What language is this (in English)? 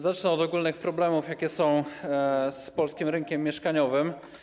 Polish